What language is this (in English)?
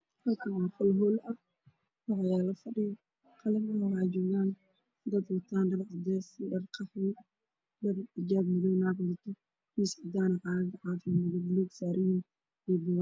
Somali